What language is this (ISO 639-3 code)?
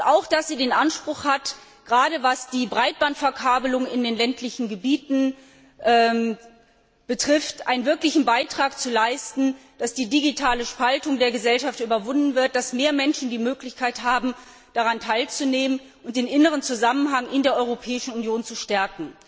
deu